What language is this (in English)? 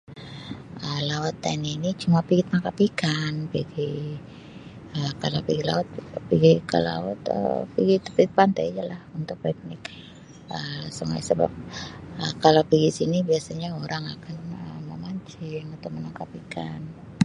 Sabah Malay